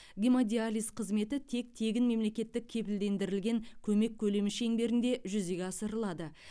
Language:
Kazakh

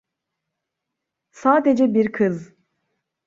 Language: Turkish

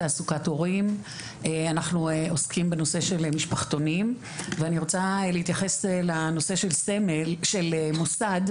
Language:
Hebrew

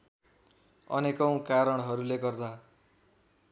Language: Nepali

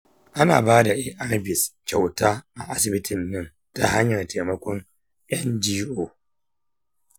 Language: Hausa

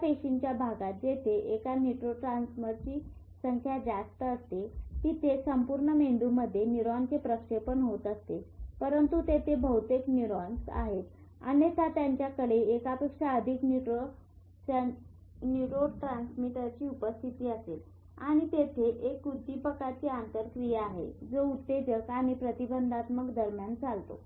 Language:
Marathi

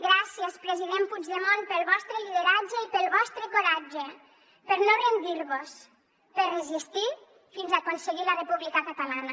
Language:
Catalan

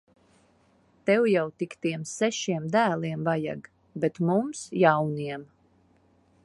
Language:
Latvian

